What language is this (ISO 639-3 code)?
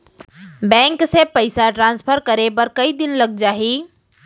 hne